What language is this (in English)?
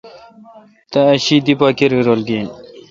Kalkoti